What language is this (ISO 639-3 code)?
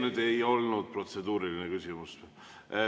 est